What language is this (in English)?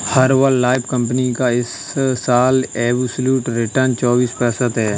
Hindi